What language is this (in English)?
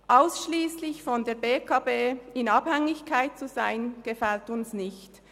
Swiss German